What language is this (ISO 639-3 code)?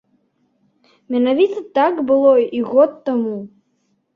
bel